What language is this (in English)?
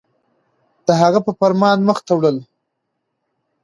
Pashto